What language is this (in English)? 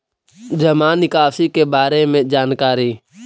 Magahi